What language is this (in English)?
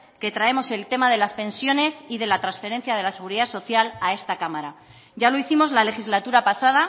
Spanish